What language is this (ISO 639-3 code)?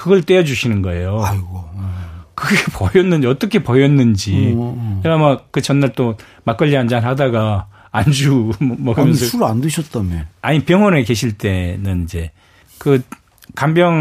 kor